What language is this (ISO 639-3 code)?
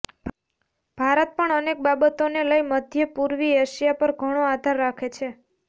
guj